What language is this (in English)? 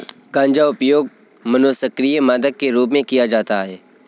Hindi